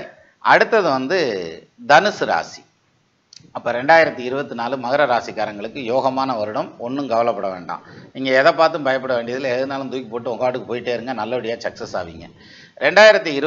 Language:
Tamil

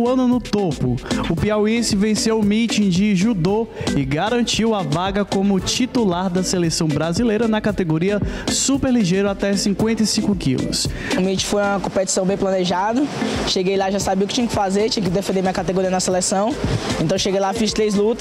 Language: Portuguese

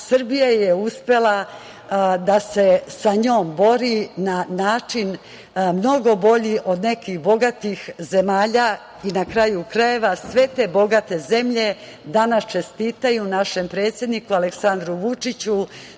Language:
Serbian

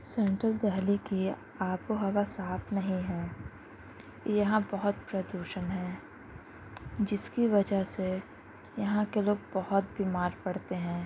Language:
Urdu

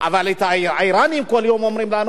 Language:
Hebrew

